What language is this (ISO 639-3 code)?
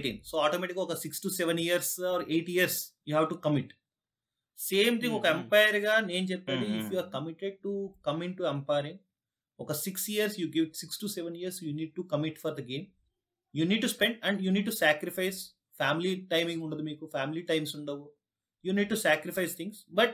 tel